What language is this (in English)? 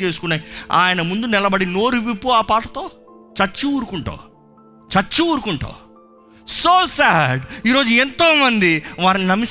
Telugu